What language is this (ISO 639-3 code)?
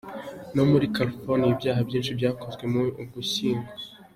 kin